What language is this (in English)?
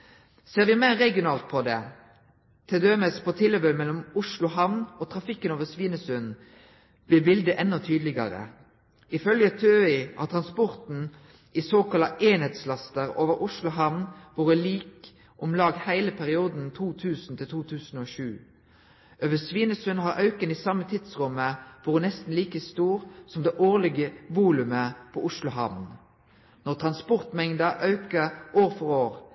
Norwegian Nynorsk